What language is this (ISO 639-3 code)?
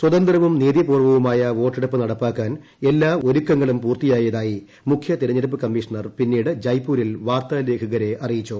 mal